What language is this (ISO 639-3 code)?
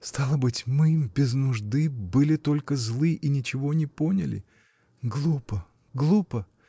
rus